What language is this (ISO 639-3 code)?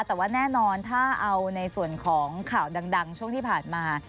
tha